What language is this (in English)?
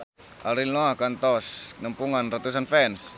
Sundanese